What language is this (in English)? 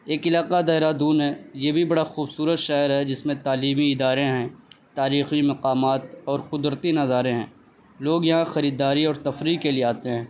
Urdu